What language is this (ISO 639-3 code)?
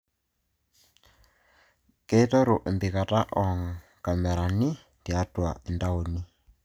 mas